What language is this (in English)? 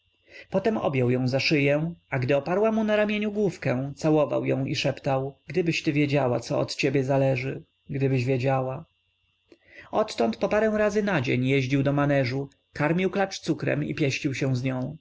Polish